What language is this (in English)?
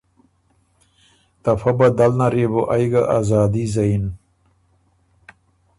Ormuri